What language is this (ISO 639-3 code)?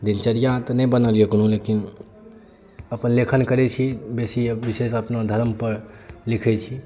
mai